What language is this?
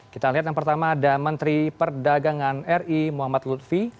Indonesian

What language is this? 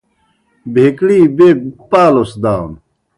Kohistani Shina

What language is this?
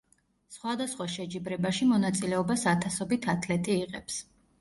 Georgian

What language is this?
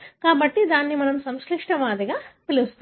Telugu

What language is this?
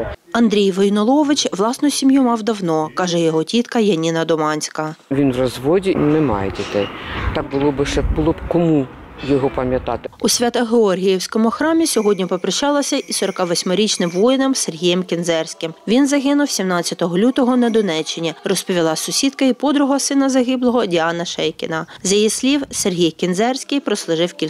Ukrainian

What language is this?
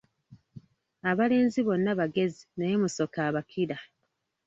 Ganda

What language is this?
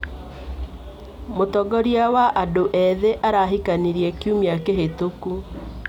Kikuyu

